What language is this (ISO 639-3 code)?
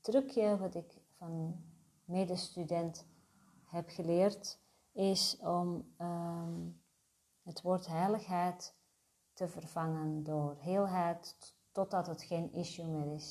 nld